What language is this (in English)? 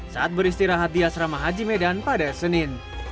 Indonesian